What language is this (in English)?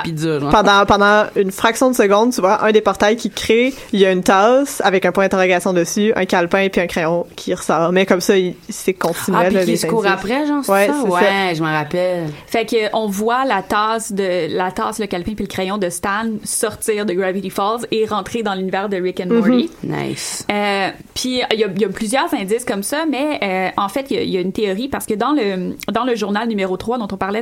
French